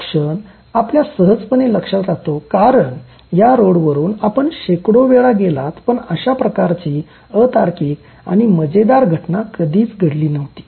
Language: Marathi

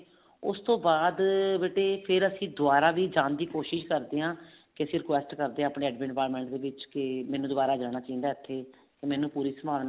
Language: Punjabi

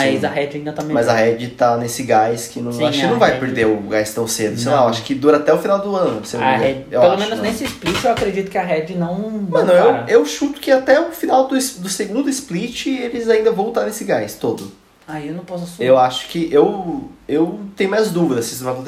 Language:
Portuguese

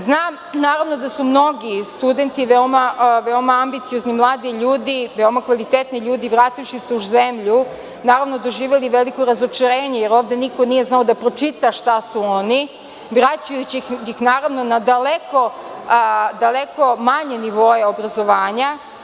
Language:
Serbian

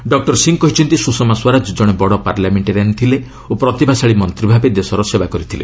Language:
Odia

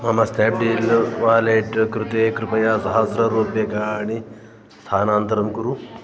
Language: Sanskrit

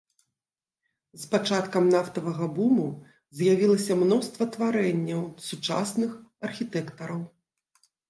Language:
Belarusian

